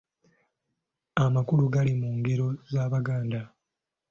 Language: Ganda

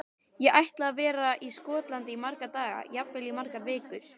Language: Icelandic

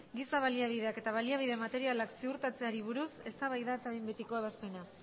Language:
Basque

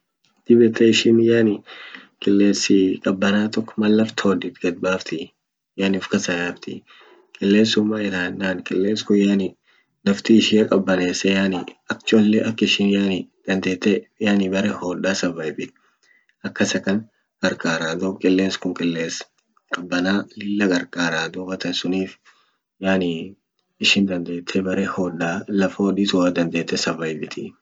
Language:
Orma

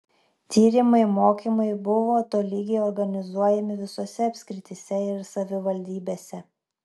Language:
Lithuanian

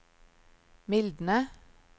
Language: Norwegian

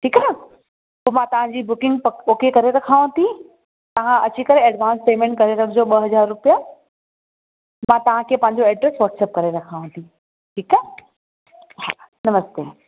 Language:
Sindhi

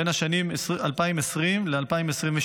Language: Hebrew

